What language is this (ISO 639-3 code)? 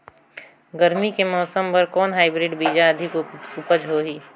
hne